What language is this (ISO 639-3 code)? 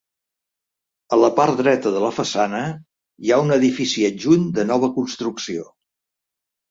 cat